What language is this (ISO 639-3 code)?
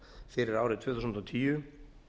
isl